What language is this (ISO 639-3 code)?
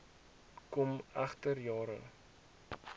afr